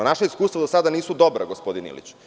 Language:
Serbian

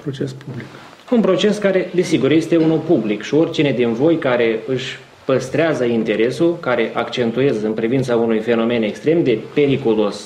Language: Romanian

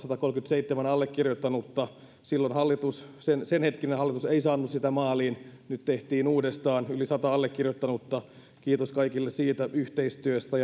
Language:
Finnish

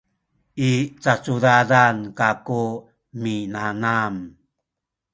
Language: Sakizaya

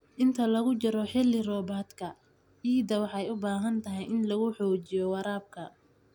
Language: Somali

